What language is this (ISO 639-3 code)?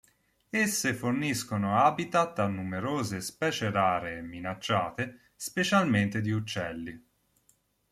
ita